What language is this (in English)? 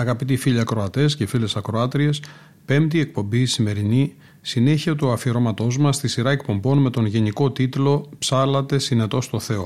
Greek